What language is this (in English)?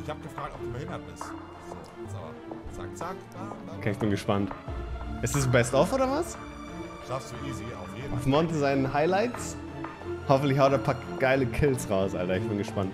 German